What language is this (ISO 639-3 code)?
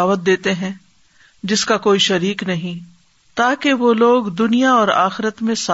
urd